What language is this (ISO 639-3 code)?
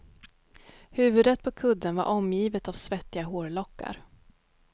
swe